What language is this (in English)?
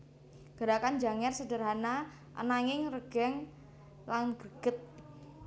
Javanese